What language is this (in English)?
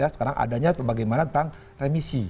Indonesian